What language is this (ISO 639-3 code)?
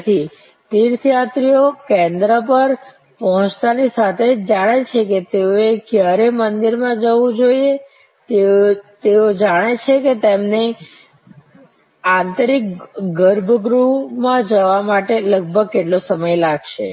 guj